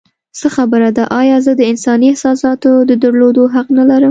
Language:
Pashto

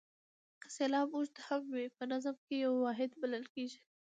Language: Pashto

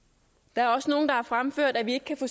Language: Danish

